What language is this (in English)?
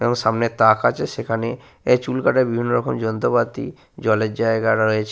Bangla